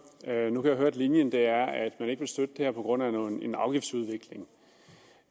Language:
Danish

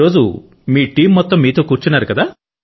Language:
Telugu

